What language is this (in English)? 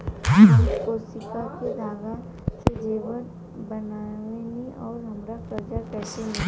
Bhojpuri